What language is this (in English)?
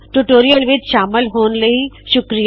Punjabi